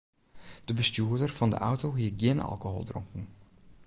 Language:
Western Frisian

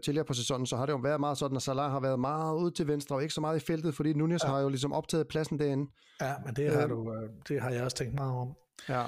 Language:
Danish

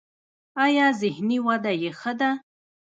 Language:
Pashto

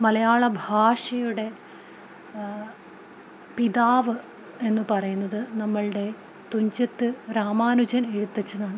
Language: Malayalam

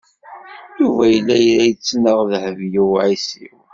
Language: Kabyle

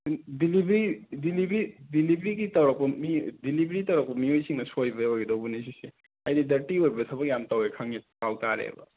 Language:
Manipuri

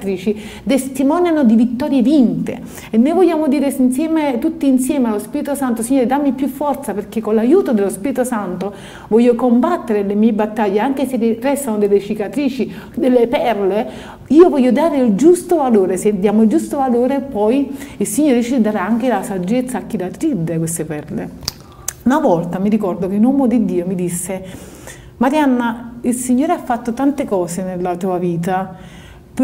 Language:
Italian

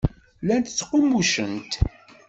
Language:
Kabyle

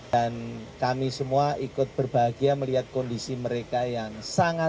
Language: Indonesian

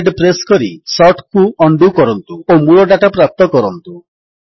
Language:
Odia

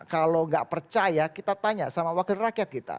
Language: Indonesian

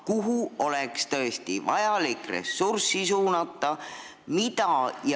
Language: Estonian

